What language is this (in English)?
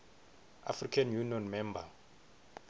Swati